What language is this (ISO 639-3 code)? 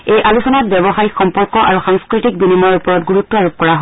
asm